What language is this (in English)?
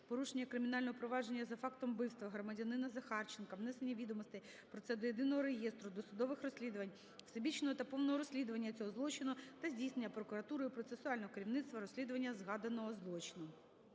Ukrainian